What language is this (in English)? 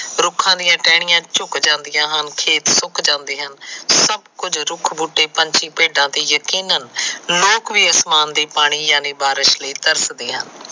Punjabi